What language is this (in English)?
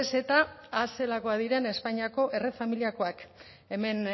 Basque